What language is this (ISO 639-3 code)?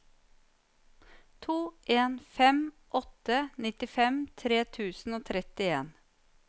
nor